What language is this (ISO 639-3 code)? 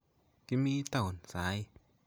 kln